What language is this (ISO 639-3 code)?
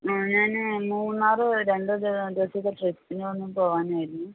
mal